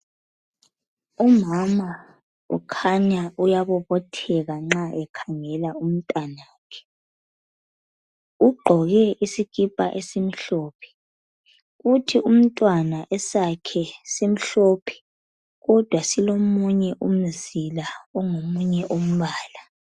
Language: North Ndebele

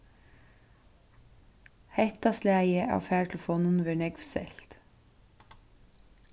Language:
Faroese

